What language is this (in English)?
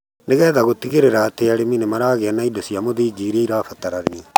Kikuyu